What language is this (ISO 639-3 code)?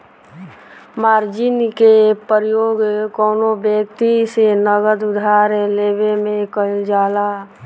bho